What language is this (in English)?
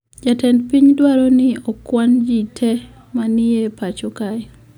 Luo (Kenya and Tanzania)